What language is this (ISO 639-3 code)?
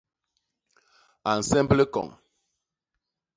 bas